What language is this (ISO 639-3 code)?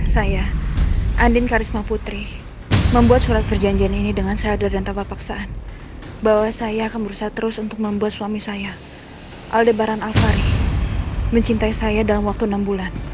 ind